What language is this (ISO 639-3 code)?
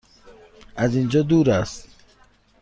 fas